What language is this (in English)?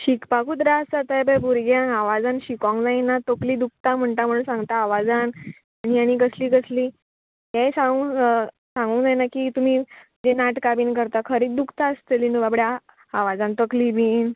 Konkani